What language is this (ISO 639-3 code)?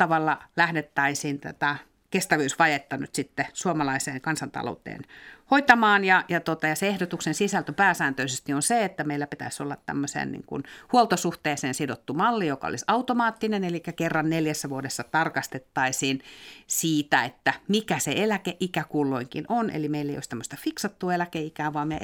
fin